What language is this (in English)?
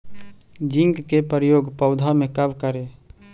Magahi